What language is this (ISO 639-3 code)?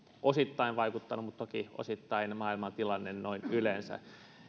fin